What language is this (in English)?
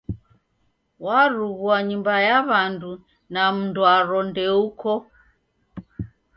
Taita